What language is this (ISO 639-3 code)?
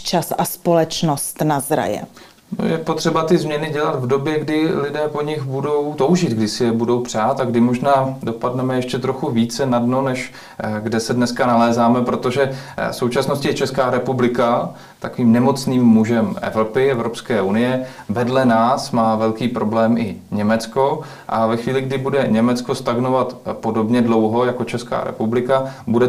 ces